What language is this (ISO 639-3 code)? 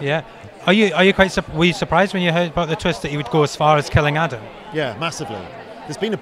eng